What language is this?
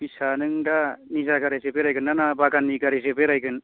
Bodo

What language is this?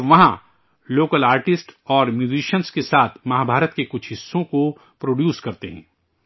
Urdu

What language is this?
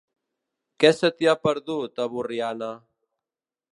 Catalan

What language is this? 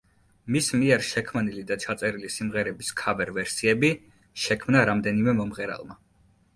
Georgian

